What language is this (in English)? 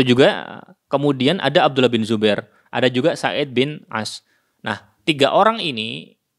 Indonesian